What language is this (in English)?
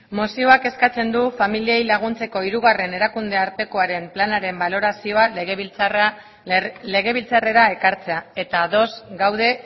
Basque